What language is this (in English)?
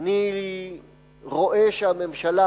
Hebrew